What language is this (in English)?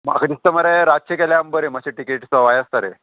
Konkani